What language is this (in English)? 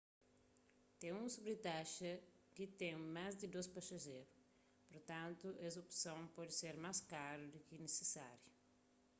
Kabuverdianu